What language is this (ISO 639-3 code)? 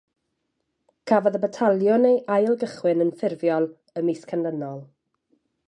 cym